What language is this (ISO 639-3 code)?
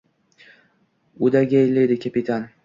uzb